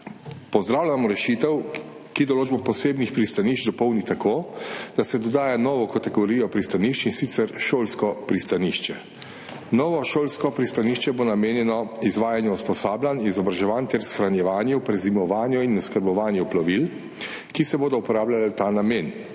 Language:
Slovenian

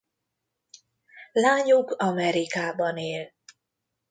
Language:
Hungarian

